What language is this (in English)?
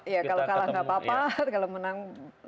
Indonesian